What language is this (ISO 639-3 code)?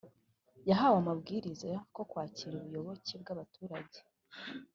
kin